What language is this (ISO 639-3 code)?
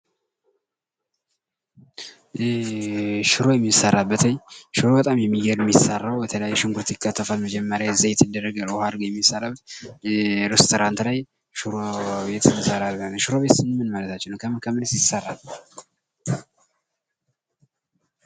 amh